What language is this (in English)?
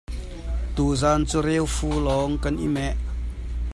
Hakha Chin